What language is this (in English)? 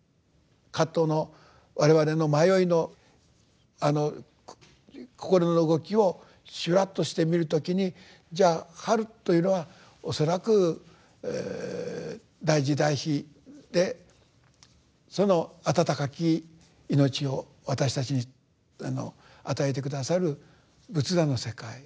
Japanese